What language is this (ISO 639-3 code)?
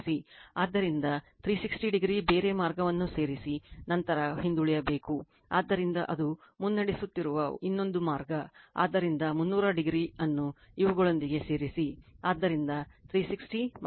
kan